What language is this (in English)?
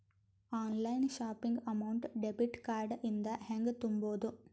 Kannada